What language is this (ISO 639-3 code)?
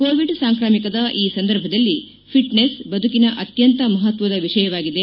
kan